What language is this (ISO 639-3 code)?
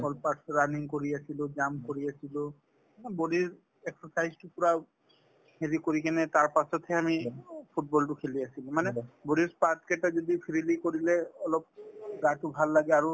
asm